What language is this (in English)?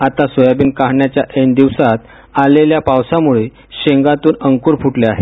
Marathi